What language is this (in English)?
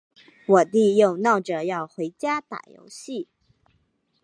Chinese